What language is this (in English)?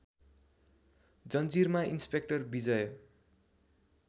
Nepali